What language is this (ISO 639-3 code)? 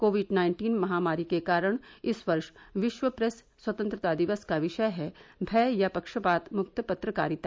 hin